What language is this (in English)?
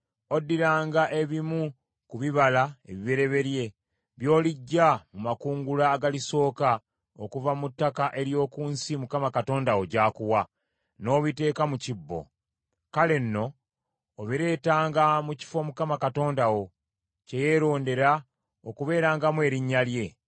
Ganda